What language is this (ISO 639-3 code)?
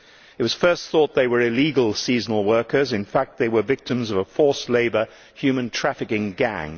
eng